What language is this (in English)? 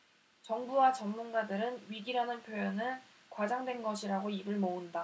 Korean